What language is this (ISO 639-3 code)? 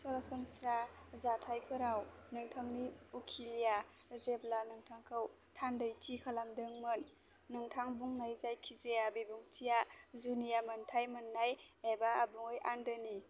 brx